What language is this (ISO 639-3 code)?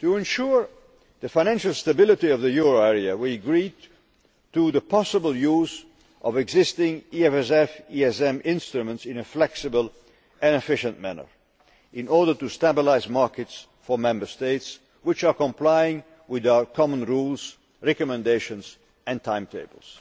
eng